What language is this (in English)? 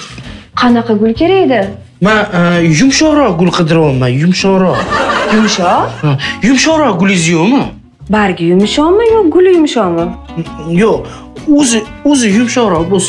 Turkish